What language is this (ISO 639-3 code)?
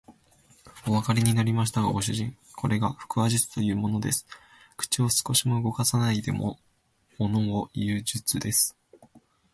jpn